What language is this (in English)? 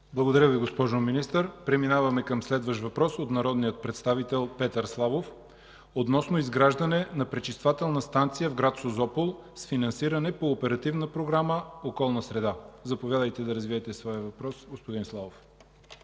Bulgarian